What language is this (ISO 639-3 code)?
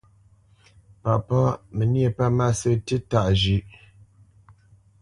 bce